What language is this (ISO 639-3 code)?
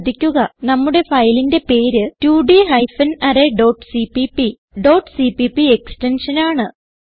mal